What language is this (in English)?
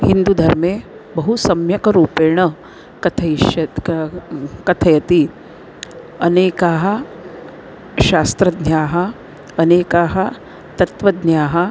Sanskrit